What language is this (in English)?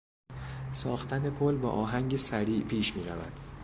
Persian